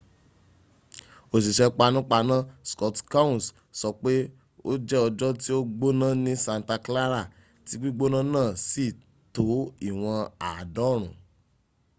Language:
Yoruba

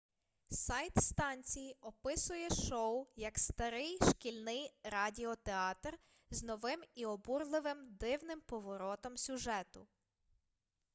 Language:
Ukrainian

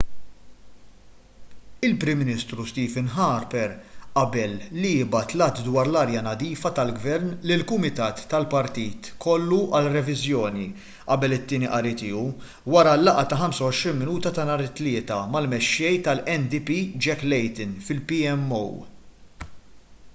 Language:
Maltese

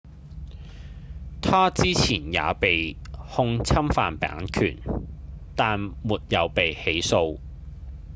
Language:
Cantonese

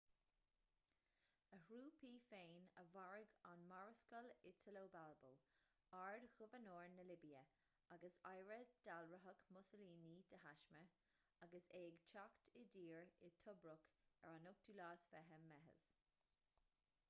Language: Irish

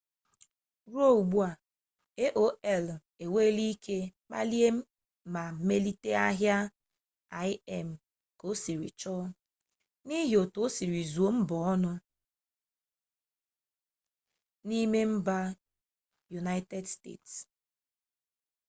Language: Igbo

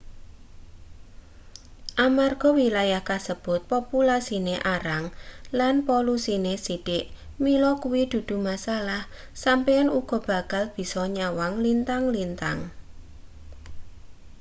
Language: Javanese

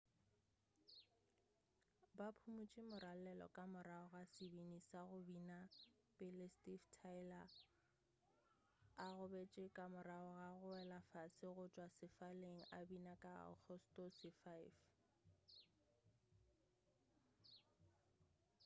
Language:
Northern Sotho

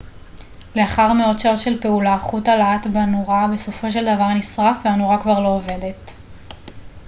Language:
Hebrew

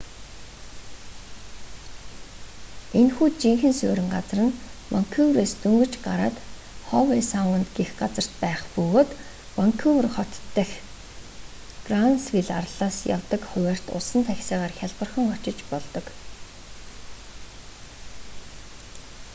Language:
Mongolian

